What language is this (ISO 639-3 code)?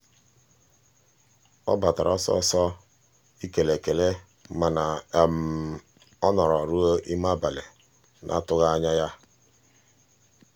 ibo